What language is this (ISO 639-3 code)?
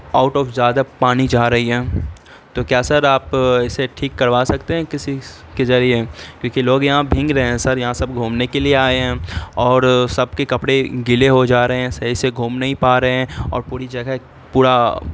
urd